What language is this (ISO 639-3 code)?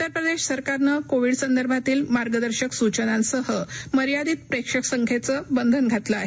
mar